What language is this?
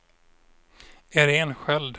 Swedish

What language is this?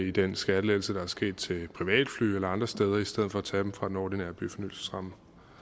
Danish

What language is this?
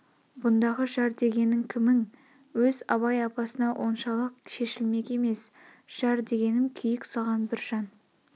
Kazakh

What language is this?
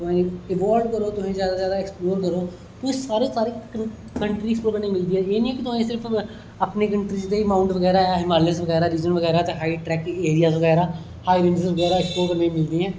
Dogri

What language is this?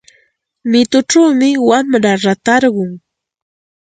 Santa Ana de Tusi Pasco Quechua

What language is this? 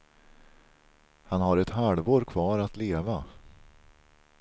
Swedish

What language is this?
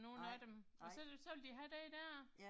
Danish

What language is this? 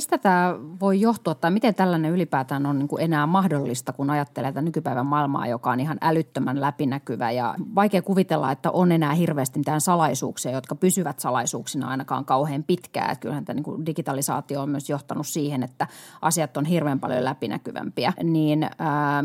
Finnish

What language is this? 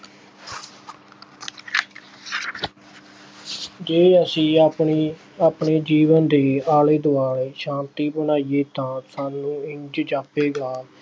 Punjabi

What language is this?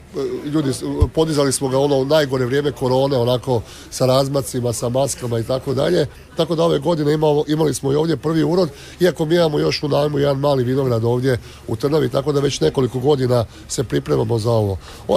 Croatian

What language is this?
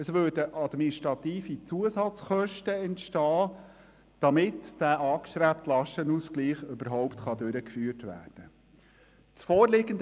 Swiss German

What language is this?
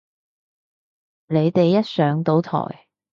Cantonese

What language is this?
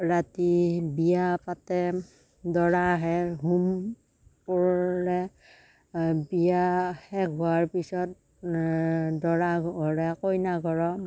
Assamese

